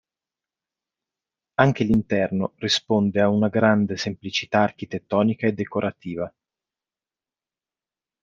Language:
Italian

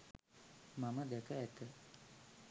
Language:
Sinhala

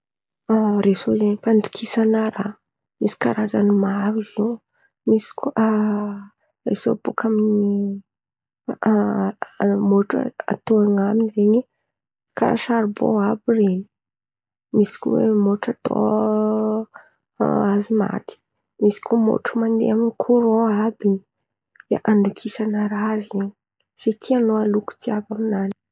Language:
Antankarana Malagasy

